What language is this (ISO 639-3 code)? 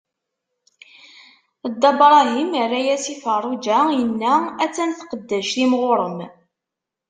kab